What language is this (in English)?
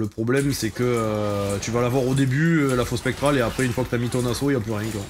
French